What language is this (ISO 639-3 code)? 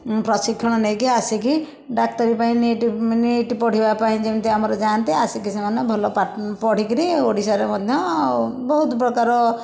ori